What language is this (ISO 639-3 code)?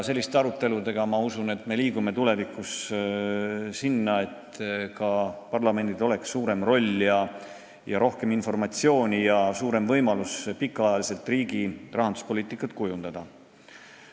est